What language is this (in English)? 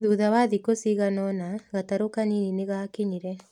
Kikuyu